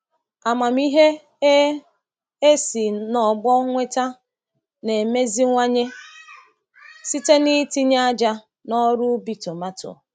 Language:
Igbo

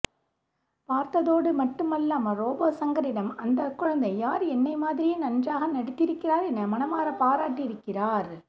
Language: Tamil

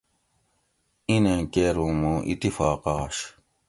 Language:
Gawri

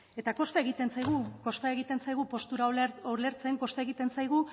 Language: Basque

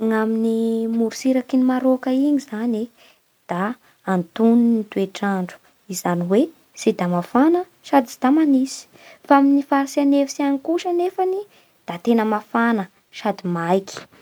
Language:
Bara Malagasy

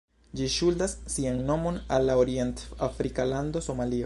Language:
Esperanto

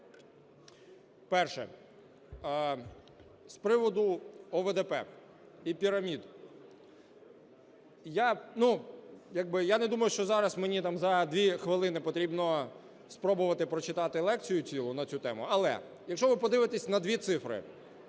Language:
Ukrainian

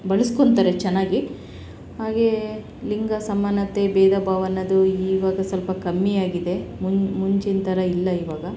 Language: Kannada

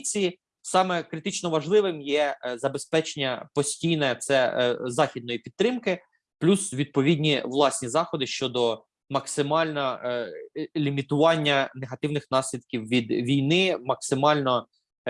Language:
Ukrainian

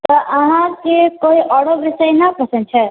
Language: Maithili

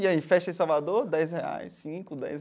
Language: Portuguese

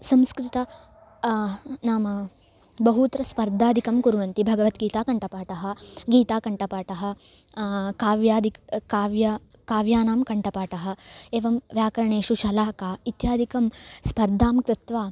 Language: Sanskrit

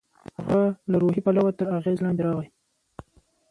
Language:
Pashto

